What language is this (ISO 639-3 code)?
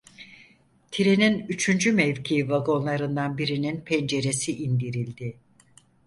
tur